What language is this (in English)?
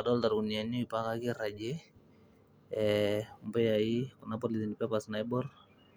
Masai